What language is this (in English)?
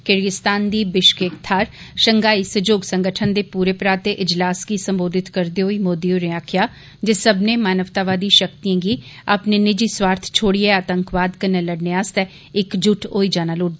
Dogri